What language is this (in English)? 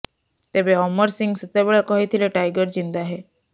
Odia